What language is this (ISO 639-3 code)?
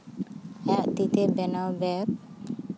sat